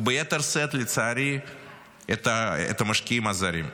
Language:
Hebrew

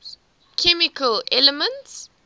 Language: English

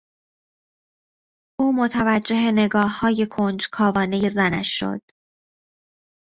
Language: Persian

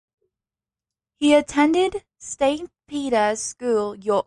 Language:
English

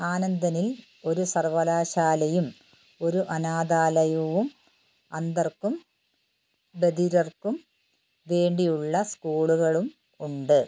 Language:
Malayalam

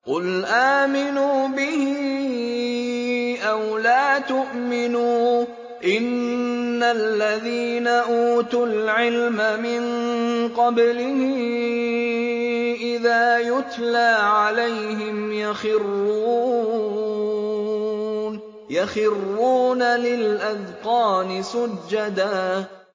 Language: Arabic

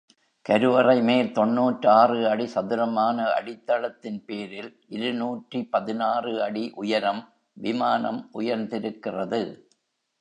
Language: Tamil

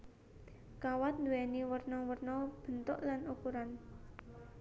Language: Javanese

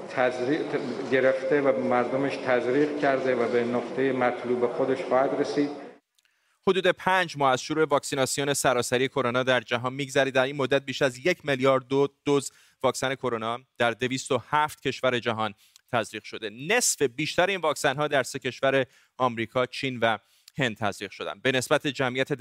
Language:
Persian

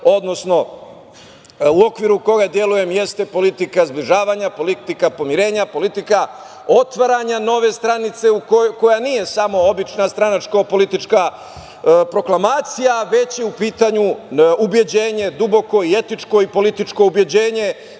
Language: Serbian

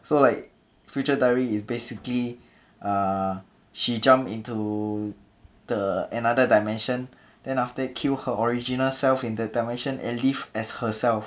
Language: English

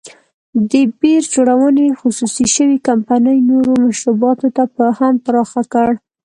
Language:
Pashto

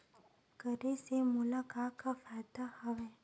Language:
Chhattisgarhi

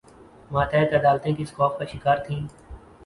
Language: Urdu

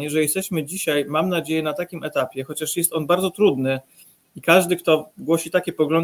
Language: Polish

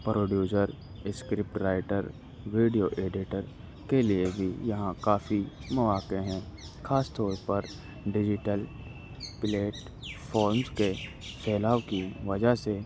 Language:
Urdu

